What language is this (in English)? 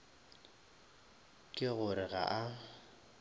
Northern Sotho